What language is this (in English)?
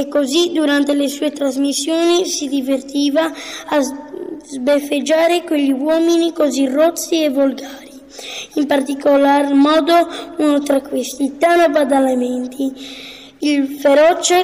Italian